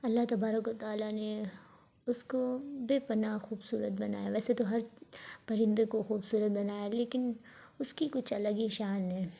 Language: Urdu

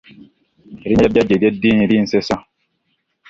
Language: Ganda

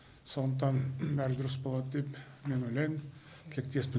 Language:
Kazakh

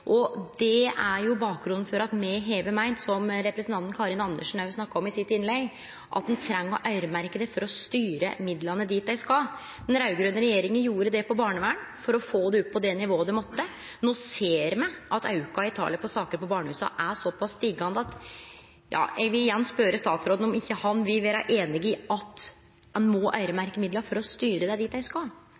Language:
Norwegian Nynorsk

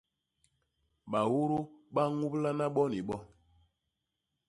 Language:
Basaa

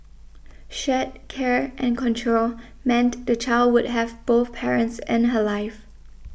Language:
English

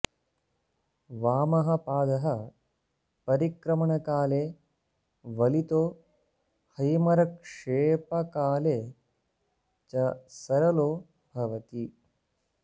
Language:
Sanskrit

